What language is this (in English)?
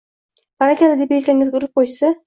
Uzbek